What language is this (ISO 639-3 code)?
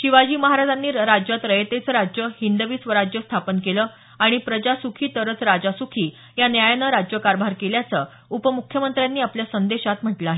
mar